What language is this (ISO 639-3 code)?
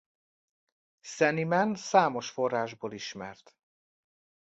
hun